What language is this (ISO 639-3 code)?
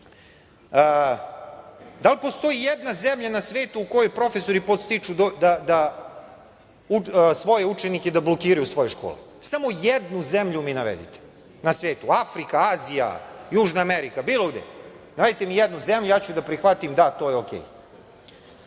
srp